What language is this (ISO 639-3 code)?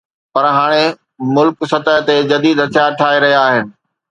snd